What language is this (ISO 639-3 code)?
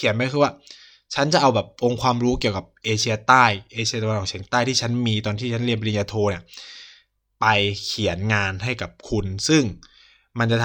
tha